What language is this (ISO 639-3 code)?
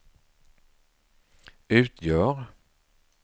swe